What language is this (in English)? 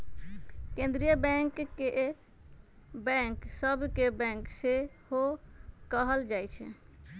Magahi